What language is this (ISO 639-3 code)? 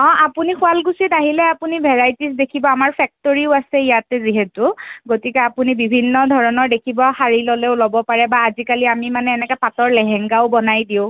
asm